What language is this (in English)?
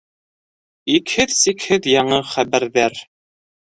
Bashkir